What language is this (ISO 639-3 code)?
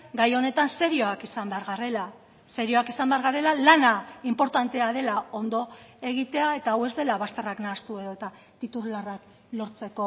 eus